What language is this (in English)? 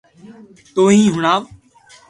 Loarki